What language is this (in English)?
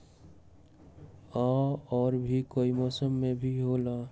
Magahi